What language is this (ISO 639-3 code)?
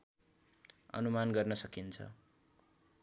nep